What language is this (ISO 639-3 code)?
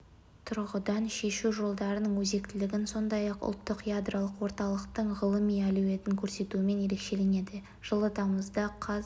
kaz